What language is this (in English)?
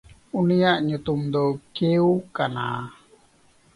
Santali